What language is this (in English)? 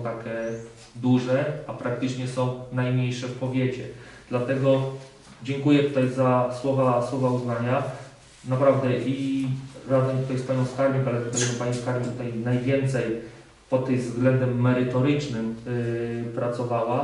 Polish